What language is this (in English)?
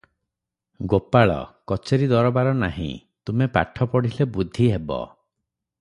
Odia